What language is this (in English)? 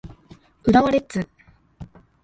Japanese